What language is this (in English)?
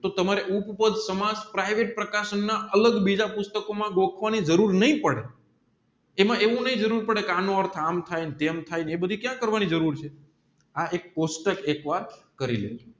Gujarati